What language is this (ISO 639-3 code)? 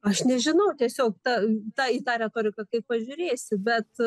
lit